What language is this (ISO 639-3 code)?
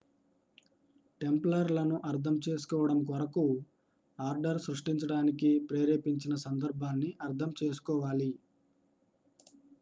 tel